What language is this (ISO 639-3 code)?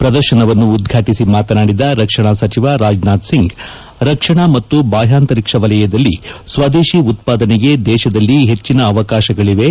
kan